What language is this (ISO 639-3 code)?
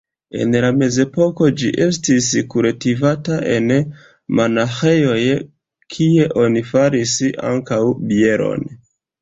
epo